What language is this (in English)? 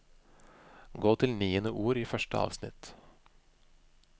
Norwegian